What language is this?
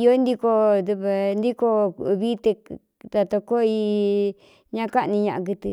Cuyamecalco Mixtec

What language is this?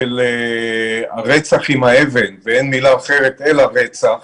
Hebrew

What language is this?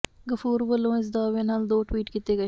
Punjabi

